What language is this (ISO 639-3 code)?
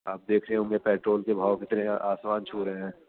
urd